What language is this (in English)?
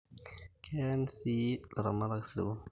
Masai